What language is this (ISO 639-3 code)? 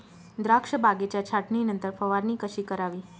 mar